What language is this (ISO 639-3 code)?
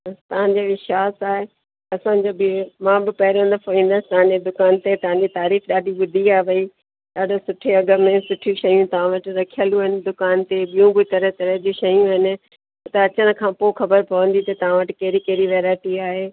snd